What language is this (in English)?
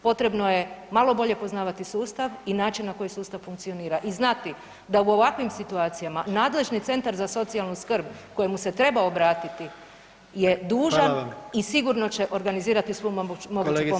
Croatian